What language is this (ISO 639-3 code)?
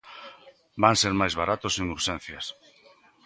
glg